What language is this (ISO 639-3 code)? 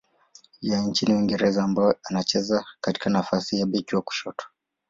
swa